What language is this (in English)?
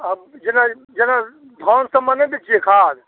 Maithili